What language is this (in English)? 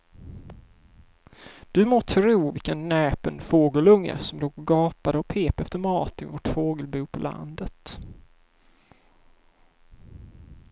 Swedish